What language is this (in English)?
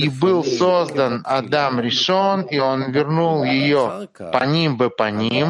Russian